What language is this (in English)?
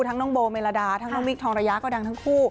Thai